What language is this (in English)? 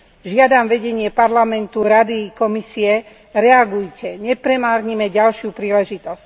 Slovak